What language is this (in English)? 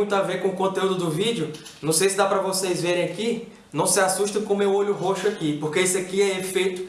Portuguese